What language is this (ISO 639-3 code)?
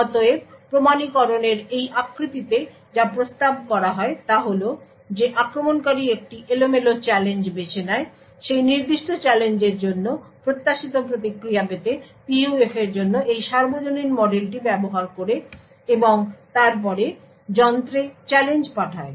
ben